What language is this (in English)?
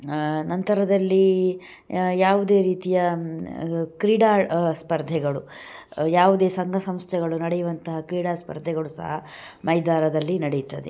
Kannada